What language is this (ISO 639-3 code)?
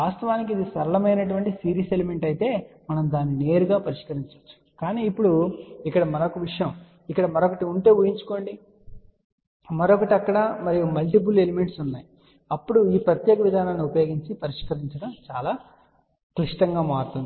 tel